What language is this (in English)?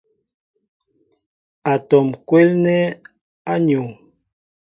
Mbo (Cameroon)